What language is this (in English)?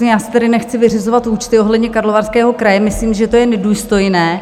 Czech